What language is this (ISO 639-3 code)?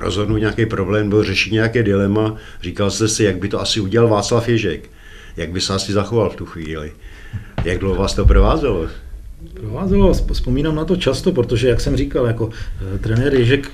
ces